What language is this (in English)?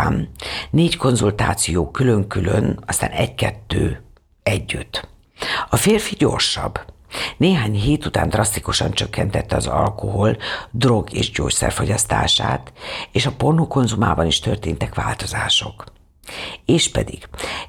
Hungarian